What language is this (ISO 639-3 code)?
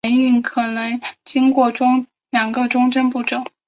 zho